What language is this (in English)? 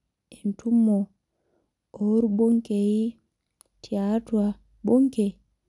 Masai